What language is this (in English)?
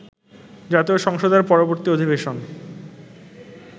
Bangla